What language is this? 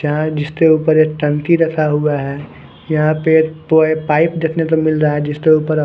Hindi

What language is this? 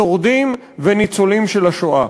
Hebrew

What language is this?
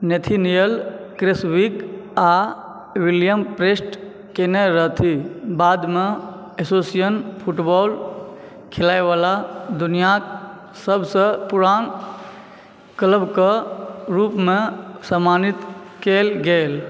Maithili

